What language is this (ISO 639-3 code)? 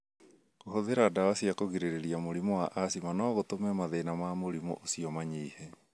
kik